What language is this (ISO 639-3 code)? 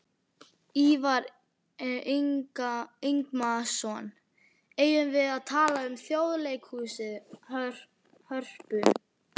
isl